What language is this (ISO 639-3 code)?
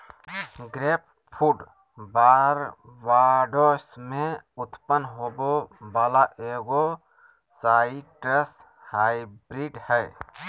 mag